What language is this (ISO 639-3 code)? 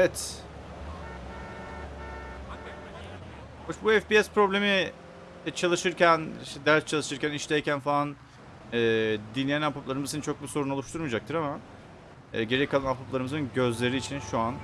tur